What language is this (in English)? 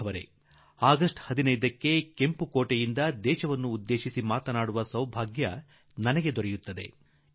Kannada